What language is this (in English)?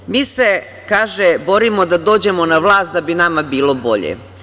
Serbian